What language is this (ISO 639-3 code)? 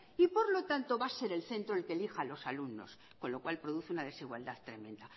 spa